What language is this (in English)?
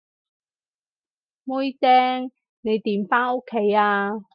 Cantonese